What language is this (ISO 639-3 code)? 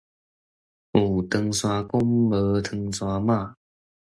nan